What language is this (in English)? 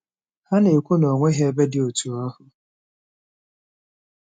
Igbo